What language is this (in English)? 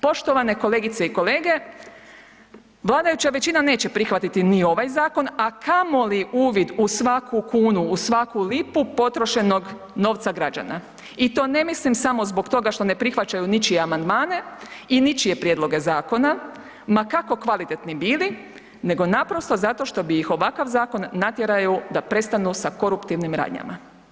Croatian